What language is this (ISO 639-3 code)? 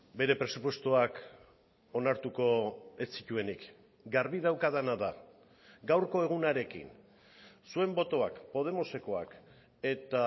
eus